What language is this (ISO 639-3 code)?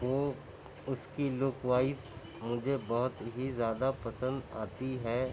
urd